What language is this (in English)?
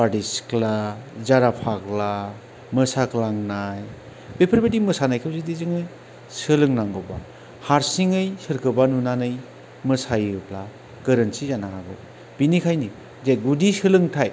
Bodo